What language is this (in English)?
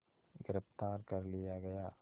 Hindi